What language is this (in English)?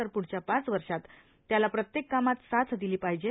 Marathi